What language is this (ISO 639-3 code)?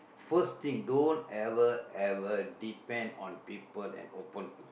eng